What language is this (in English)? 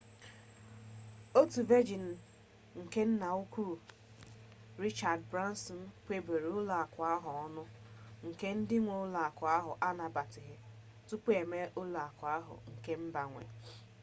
Igbo